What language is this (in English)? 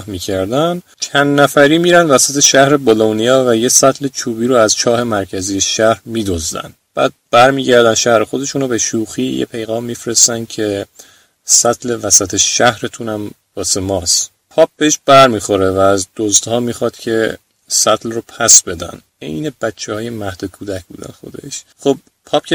Persian